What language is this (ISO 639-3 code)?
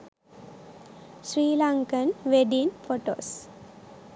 sin